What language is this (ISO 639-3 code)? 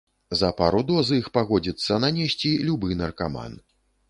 bel